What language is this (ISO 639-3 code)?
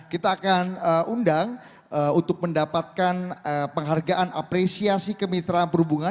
ind